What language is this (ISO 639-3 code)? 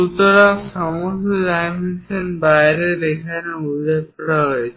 ben